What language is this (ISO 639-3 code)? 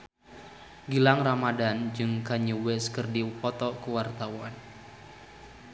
sun